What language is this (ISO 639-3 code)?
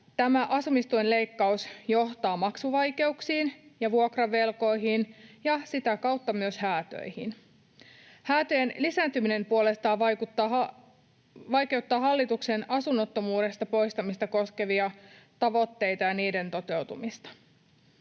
fin